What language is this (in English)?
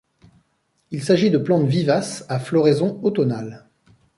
French